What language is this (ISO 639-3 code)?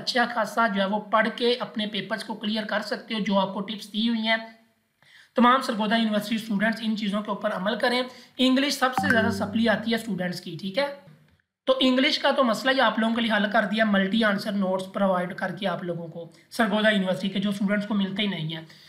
hin